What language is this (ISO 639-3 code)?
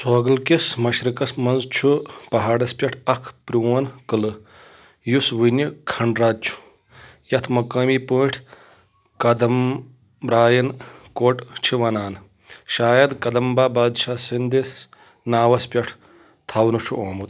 kas